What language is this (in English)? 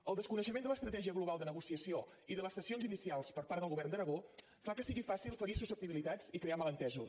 Catalan